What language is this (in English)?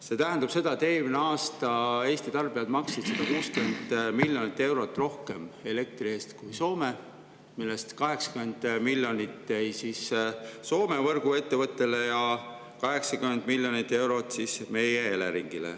Estonian